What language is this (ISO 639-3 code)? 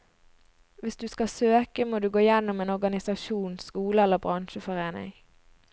nor